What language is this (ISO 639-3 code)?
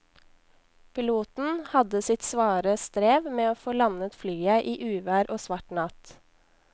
nor